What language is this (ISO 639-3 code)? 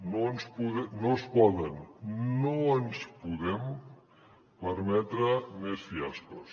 cat